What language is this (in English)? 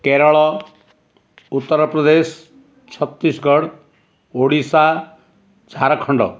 Odia